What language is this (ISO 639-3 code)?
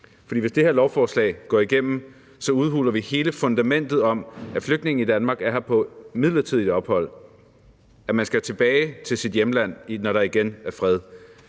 dan